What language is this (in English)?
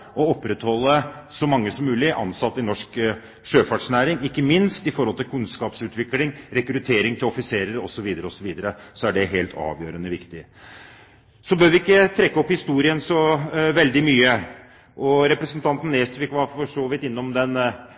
Norwegian Bokmål